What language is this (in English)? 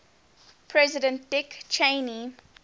English